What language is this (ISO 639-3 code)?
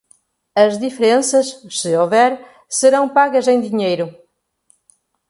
por